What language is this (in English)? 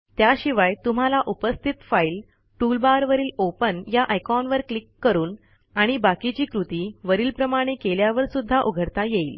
Marathi